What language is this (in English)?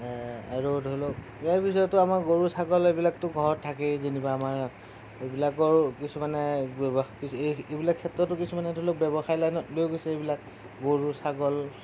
Assamese